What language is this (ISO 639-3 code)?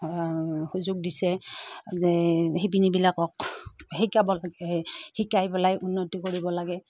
asm